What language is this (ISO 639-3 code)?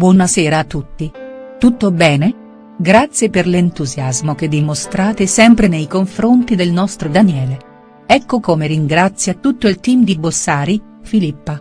ita